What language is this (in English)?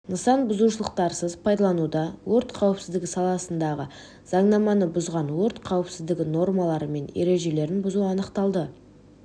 Kazakh